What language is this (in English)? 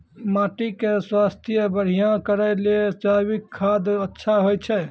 Maithili